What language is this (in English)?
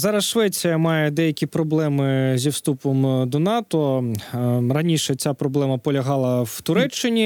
Ukrainian